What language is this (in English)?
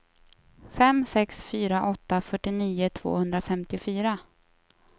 Swedish